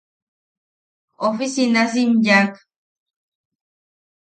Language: Yaqui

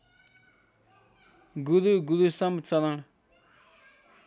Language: Nepali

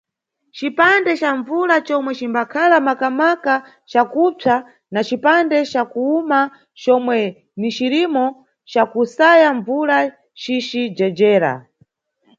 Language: Nyungwe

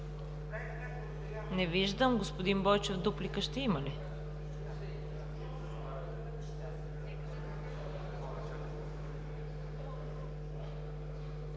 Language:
Bulgarian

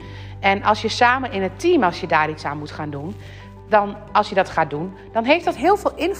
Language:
Dutch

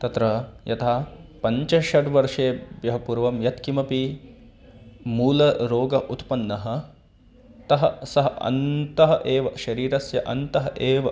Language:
Sanskrit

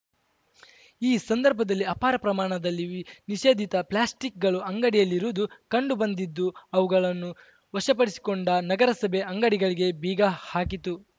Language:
Kannada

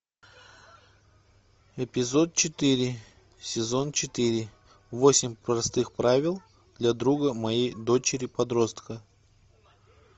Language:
Russian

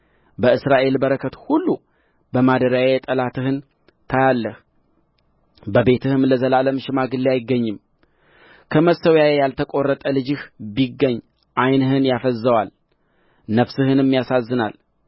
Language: Amharic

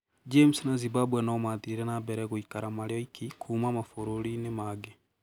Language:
Kikuyu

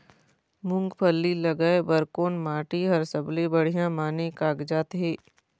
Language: Chhattisgarhi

